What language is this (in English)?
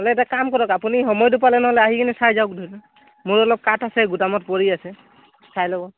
Assamese